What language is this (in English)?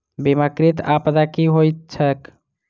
Maithili